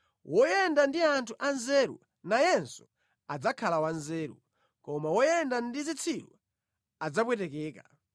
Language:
Nyanja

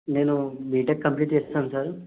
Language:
Telugu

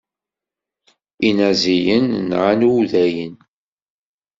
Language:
Kabyle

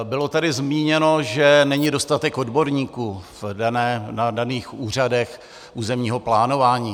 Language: Czech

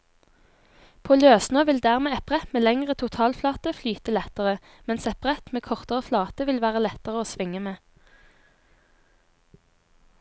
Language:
Norwegian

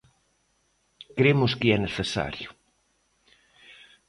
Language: Galician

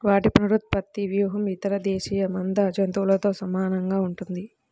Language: Telugu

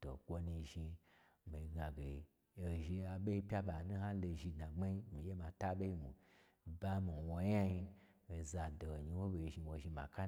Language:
Gbagyi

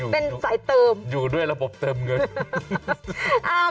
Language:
Thai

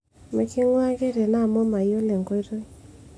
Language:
Masai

